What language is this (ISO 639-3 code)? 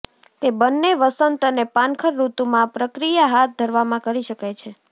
guj